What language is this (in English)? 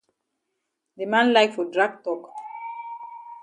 Cameroon Pidgin